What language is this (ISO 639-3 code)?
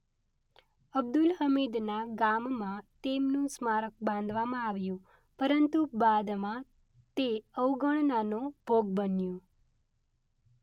guj